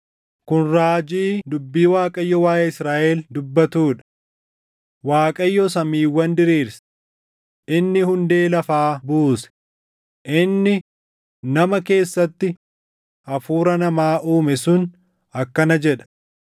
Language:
Oromo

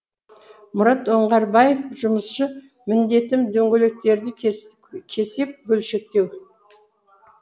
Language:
Kazakh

